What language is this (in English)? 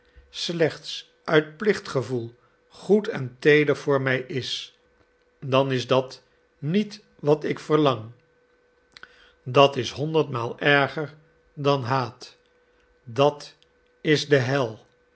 Dutch